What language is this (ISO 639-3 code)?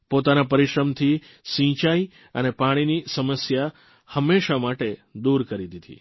guj